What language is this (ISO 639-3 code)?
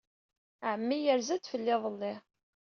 kab